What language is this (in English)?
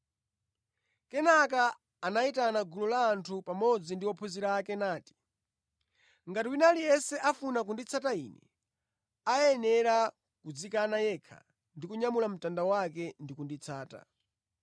Nyanja